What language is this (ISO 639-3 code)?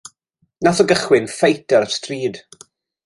cym